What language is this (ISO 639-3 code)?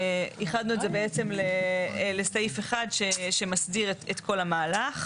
heb